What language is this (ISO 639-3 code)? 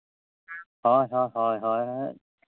sat